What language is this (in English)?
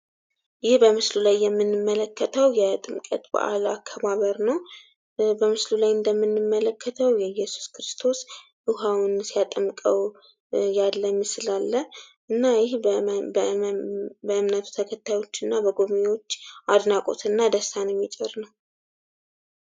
Amharic